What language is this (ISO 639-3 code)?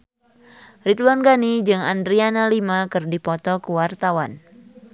sun